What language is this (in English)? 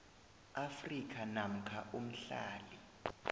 South Ndebele